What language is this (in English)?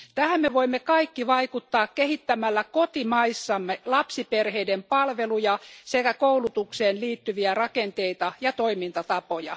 Finnish